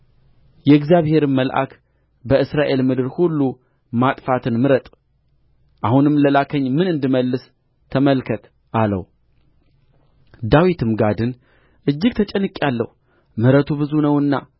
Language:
Amharic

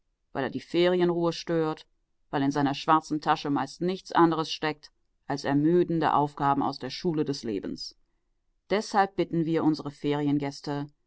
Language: German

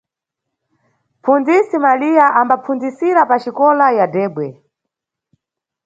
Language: Nyungwe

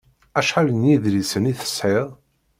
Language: Kabyle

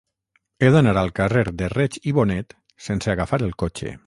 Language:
Catalan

